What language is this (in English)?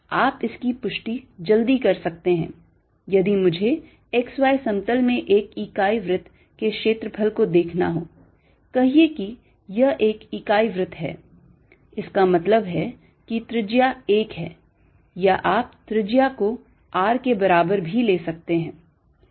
Hindi